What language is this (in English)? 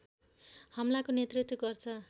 Nepali